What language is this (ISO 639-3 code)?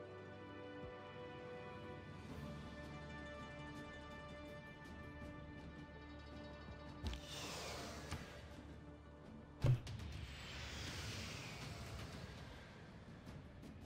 rus